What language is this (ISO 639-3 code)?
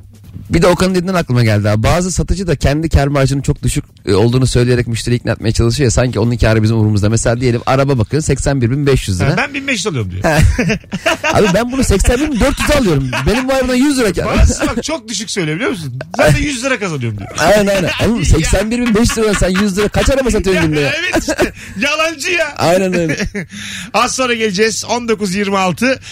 tur